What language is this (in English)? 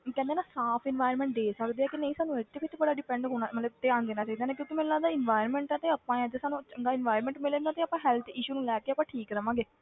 Punjabi